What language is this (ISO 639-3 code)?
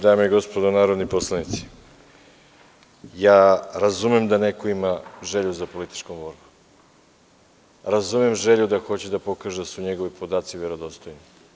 srp